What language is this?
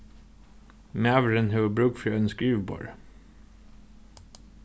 Faroese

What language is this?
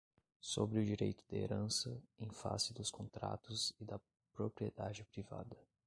Portuguese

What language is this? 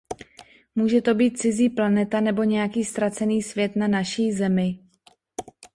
Czech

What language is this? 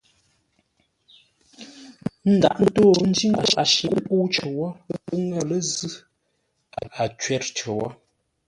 Ngombale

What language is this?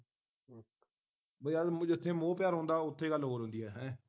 Punjabi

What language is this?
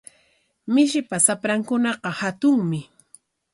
Corongo Ancash Quechua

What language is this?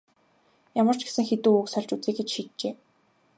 Mongolian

